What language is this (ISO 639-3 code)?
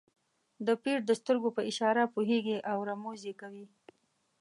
pus